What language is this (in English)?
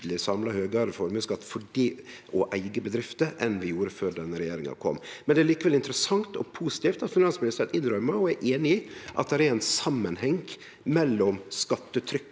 Norwegian